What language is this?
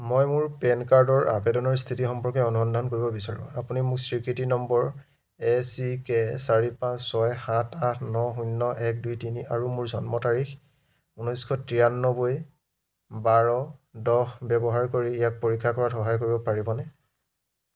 Assamese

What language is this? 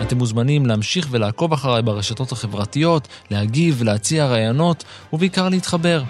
Hebrew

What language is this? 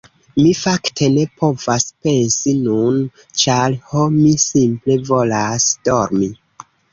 Esperanto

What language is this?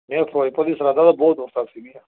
Punjabi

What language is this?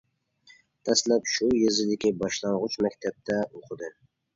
Uyghur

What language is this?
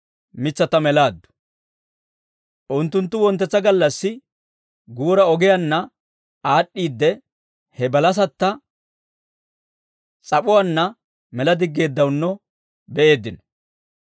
Dawro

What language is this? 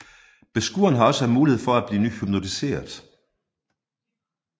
Danish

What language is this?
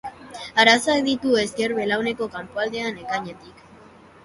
Basque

